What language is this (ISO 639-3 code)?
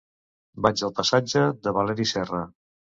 cat